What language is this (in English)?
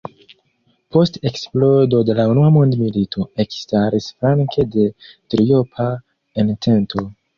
Esperanto